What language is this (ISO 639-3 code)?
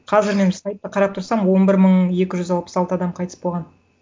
kaz